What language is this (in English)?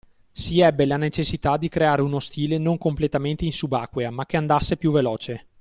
Italian